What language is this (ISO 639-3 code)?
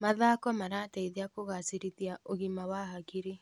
kik